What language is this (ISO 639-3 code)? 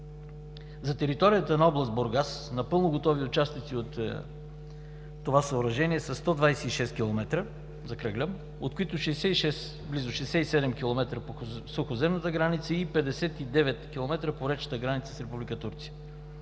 bul